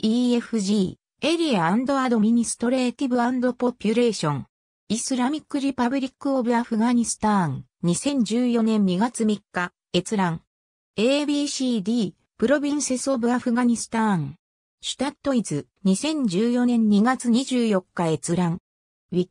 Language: Japanese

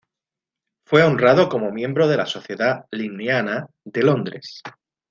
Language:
Spanish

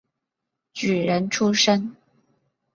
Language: Chinese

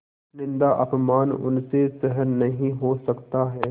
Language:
Hindi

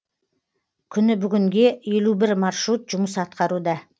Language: Kazakh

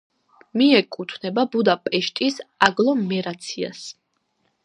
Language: Georgian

